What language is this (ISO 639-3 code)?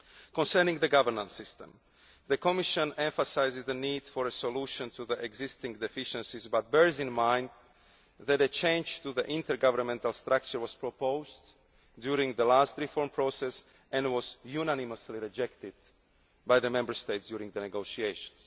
eng